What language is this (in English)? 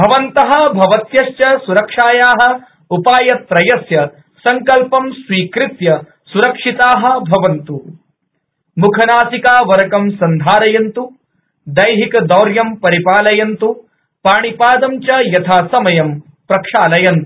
Sanskrit